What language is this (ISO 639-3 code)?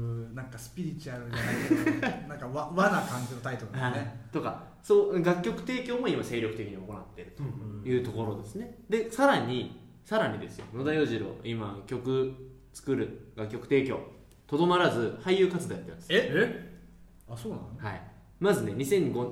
jpn